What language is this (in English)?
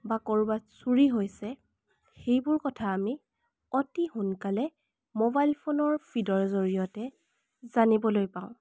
Assamese